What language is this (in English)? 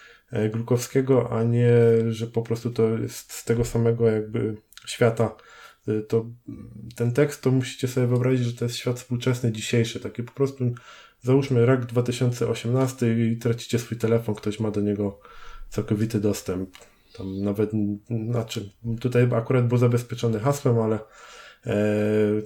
Polish